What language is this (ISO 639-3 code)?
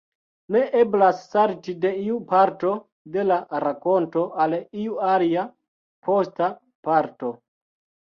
epo